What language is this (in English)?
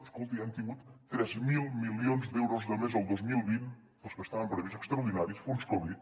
Catalan